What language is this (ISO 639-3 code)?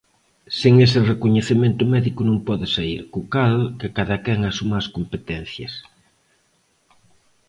glg